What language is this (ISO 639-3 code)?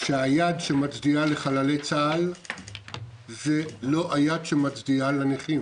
heb